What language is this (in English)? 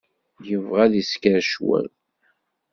Kabyle